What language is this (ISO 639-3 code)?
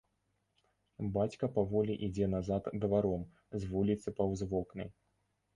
bel